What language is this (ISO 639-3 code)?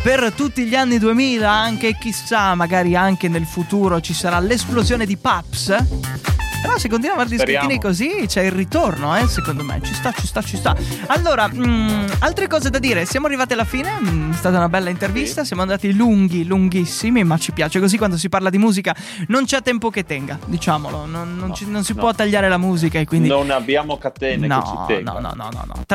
ita